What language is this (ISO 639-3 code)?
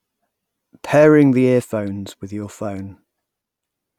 eng